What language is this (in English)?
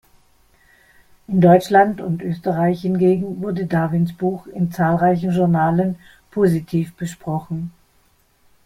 German